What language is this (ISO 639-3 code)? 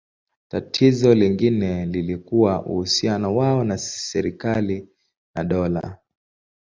swa